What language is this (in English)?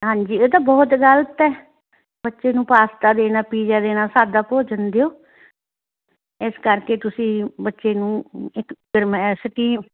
Punjabi